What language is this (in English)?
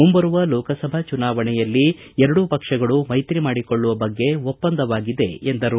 Kannada